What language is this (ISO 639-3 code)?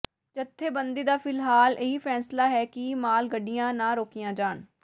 pan